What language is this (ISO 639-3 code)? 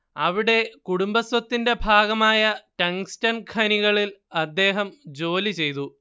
mal